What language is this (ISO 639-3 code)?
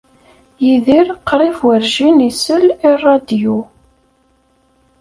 kab